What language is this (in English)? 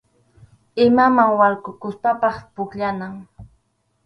Arequipa-La Unión Quechua